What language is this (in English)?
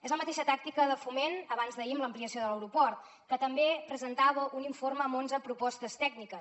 Catalan